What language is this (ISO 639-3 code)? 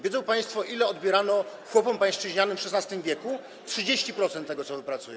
pol